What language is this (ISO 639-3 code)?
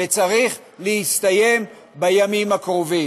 heb